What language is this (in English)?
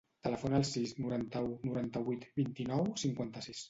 Catalan